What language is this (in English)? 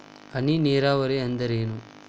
Kannada